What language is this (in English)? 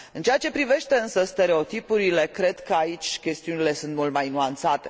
Romanian